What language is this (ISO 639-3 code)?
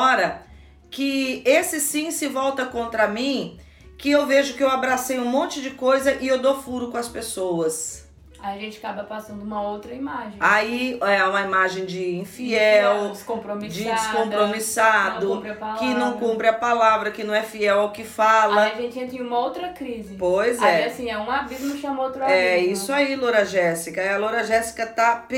por